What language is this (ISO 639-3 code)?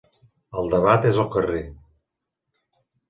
cat